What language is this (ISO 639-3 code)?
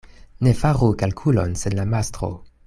epo